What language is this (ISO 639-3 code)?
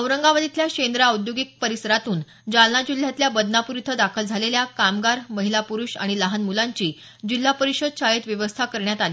mar